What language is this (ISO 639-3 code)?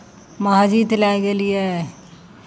mai